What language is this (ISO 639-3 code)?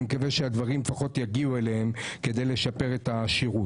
heb